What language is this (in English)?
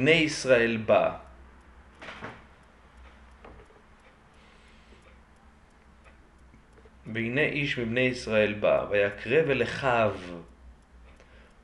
Hebrew